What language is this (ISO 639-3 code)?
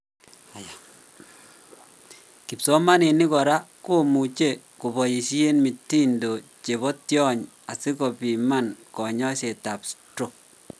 kln